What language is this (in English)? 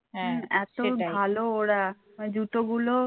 Bangla